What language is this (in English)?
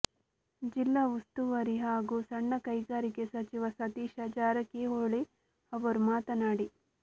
Kannada